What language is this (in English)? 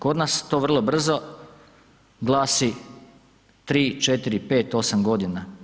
Croatian